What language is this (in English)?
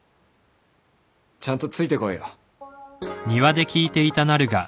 Japanese